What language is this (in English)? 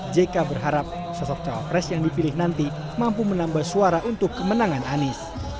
Indonesian